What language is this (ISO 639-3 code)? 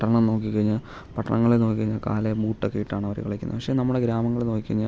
mal